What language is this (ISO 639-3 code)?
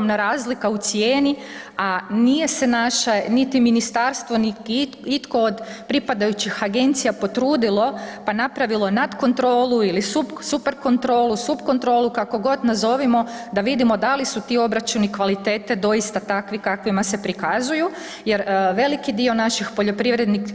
hrv